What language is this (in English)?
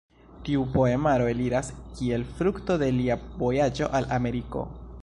Esperanto